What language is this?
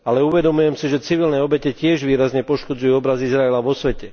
Slovak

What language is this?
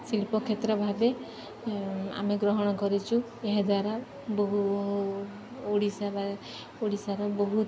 Odia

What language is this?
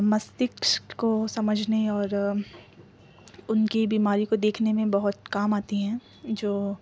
Urdu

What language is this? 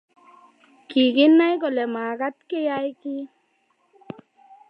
Kalenjin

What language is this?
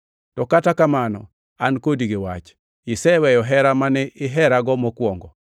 Luo (Kenya and Tanzania)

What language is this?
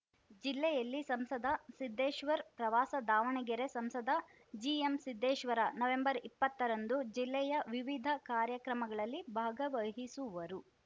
Kannada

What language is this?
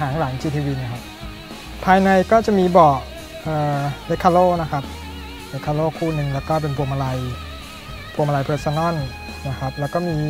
Thai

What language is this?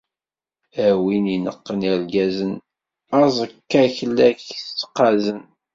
Kabyle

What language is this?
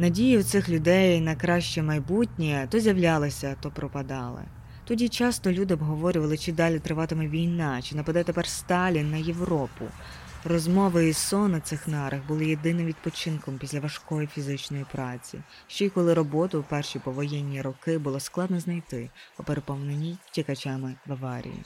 Ukrainian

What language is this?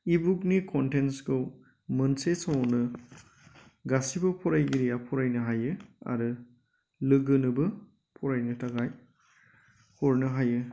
Bodo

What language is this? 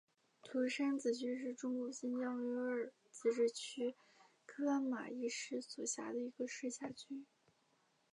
Chinese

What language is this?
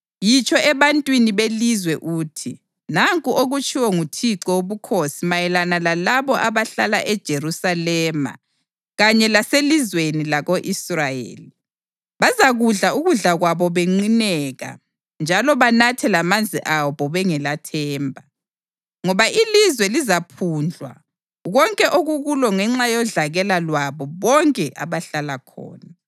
North Ndebele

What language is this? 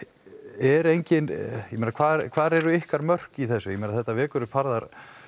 Icelandic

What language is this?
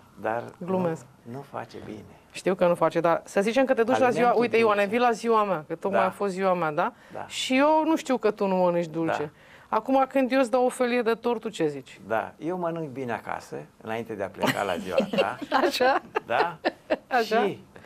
Romanian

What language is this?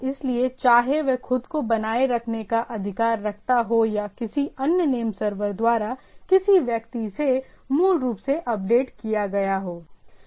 Hindi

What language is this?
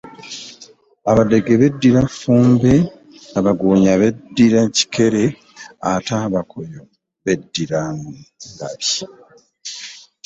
Ganda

